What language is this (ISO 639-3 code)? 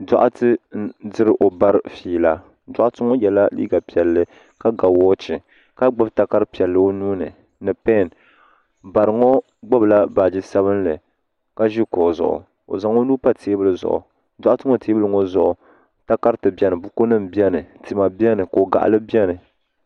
dag